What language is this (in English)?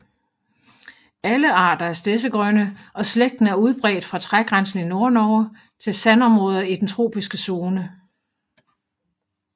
Danish